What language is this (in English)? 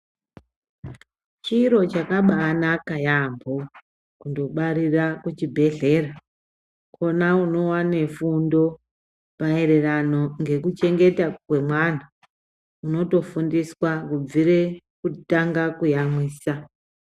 Ndau